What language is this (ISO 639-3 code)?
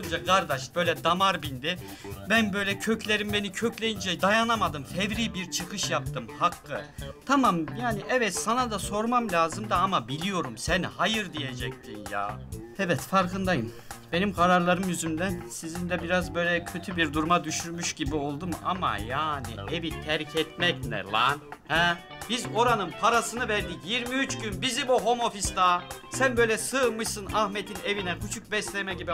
tur